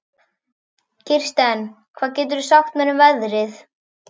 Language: Icelandic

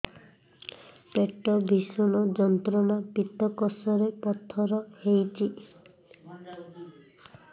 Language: Odia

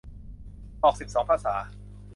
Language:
Thai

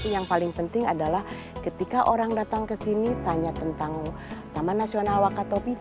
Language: Indonesian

